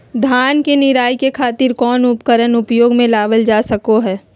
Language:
Magahi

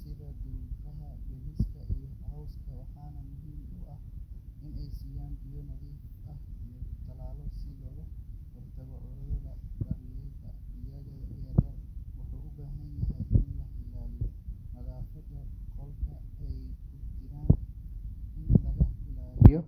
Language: Somali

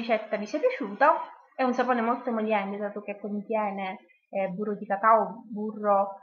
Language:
Italian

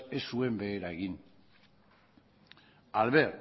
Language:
Basque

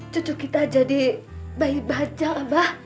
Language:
Indonesian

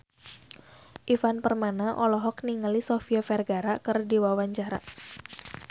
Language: Sundanese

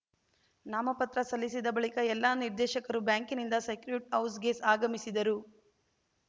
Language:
Kannada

